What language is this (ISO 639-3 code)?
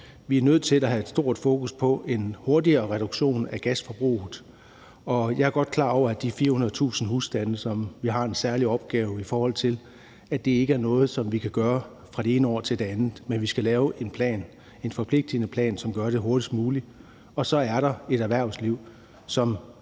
dan